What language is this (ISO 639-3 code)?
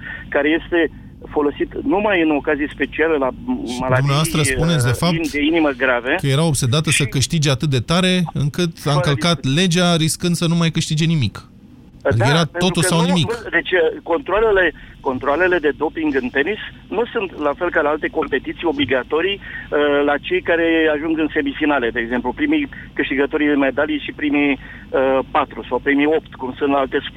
ron